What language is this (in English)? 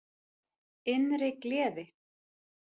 Icelandic